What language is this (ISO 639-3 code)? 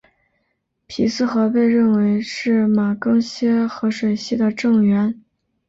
zho